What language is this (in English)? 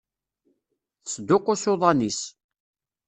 Kabyle